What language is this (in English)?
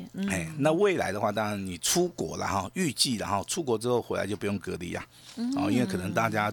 Chinese